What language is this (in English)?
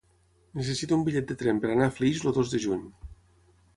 Catalan